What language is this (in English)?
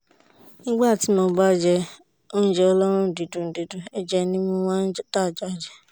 Yoruba